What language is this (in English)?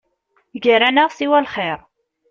Kabyle